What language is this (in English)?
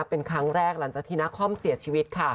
Thai